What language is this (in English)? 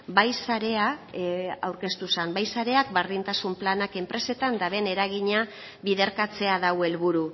Basque